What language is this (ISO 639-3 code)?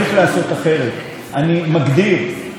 heb